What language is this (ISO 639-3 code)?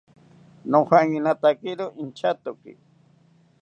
cpy